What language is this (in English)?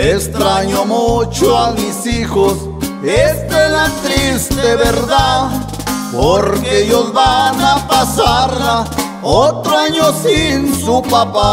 Spanish